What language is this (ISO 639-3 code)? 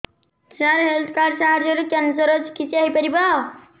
ori